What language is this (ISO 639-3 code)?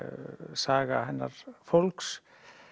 isl